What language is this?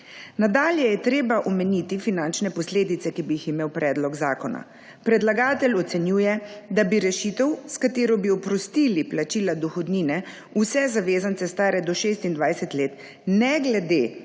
Slovenian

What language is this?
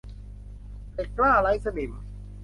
Thai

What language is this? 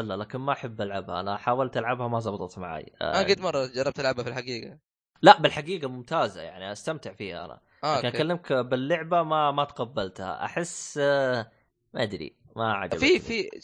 Arabic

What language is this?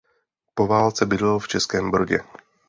Czech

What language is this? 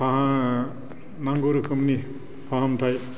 Bodo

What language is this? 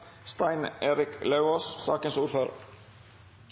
Norwegian Nynorsk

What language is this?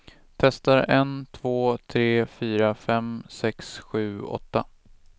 Swedish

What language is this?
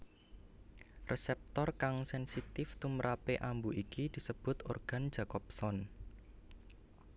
Javanese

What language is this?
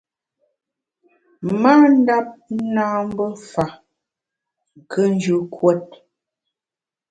Bamun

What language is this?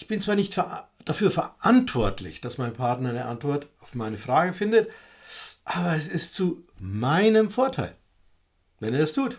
German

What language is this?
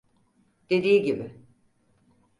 Turkish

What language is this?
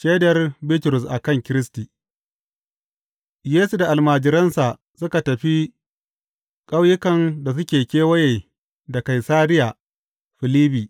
Hausa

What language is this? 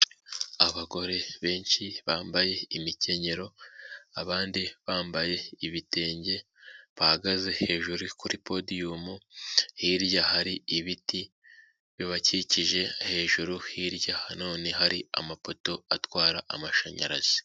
Kinyarwanda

